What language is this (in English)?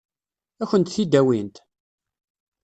Kabyle